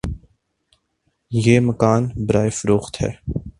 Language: Urdu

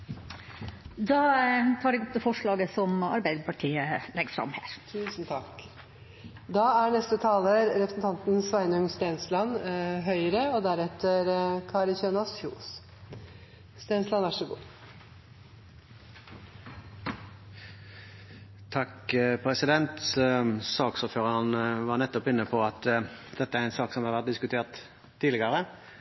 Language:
Norwegian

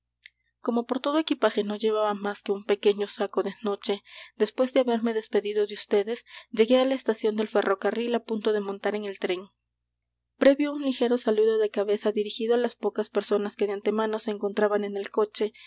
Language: Spanish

